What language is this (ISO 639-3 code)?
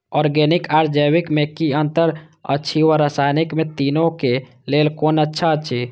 mai